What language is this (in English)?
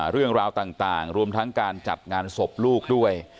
Thai